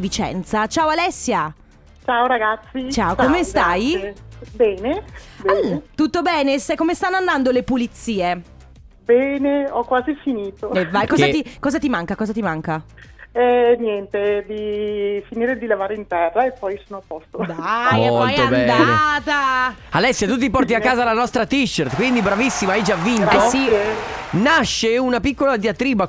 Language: Italian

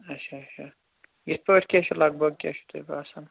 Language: Kashmiri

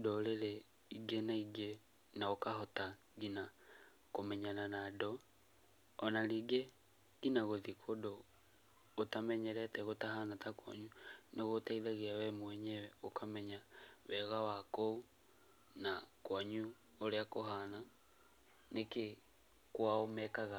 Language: Kikuyu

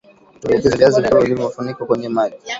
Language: Swahili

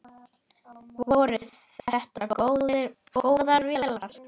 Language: Icelandic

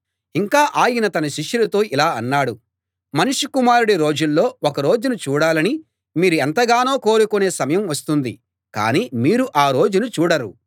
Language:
Telugu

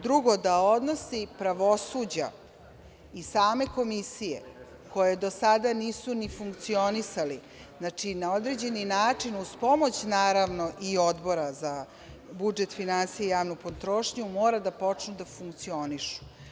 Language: Serbian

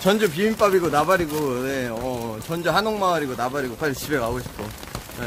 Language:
Korean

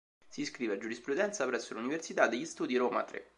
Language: Italian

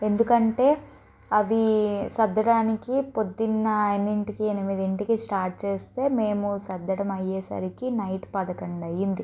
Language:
Telugu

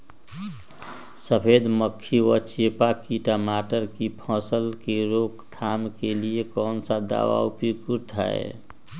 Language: Magahi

